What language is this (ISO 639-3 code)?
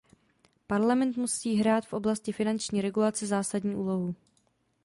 ces